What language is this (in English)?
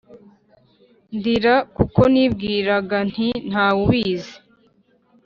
Kinyarwanda